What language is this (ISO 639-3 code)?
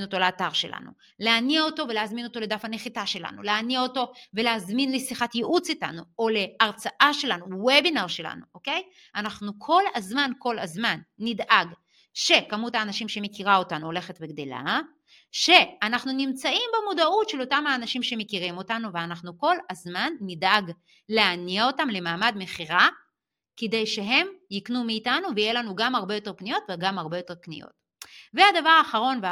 heb